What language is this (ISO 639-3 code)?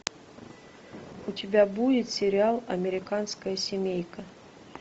rus